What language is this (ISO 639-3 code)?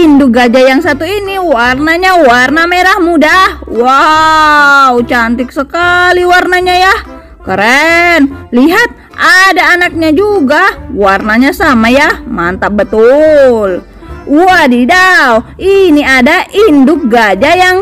ind